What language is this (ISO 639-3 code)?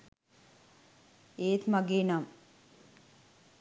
sin